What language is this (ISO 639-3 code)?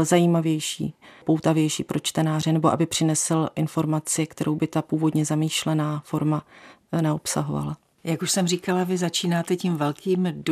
ces